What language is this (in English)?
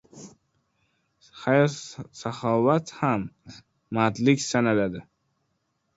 Uzbek